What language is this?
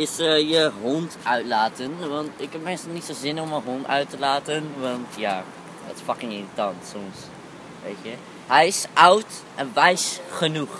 Dutch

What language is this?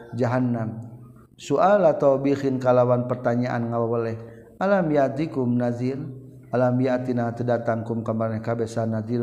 Malay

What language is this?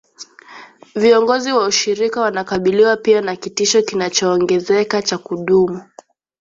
Swahili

